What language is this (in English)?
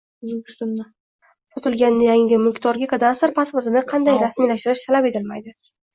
Uzbek